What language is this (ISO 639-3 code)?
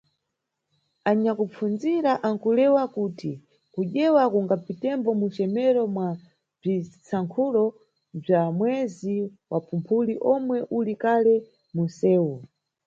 nyu